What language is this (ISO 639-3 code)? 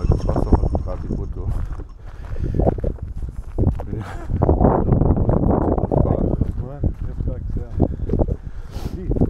deu